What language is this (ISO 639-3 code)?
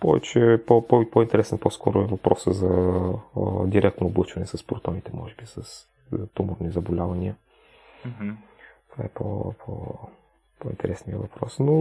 bul